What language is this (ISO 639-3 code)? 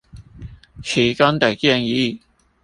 zho